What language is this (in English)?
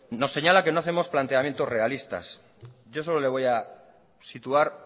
Spanish